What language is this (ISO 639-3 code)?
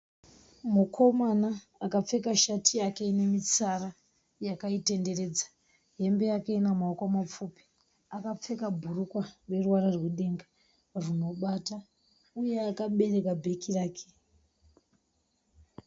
sna